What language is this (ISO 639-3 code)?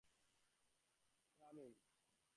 ben